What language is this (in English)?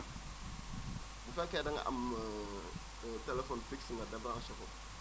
Wolof